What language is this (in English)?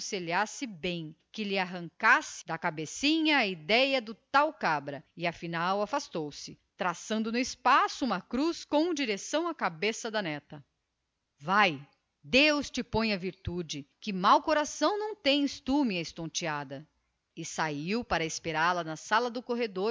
Portuguese